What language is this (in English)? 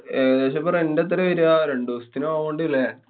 Malayalam